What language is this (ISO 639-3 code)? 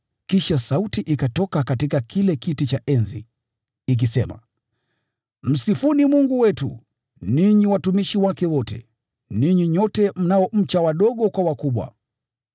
swa